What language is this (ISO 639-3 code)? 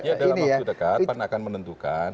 ind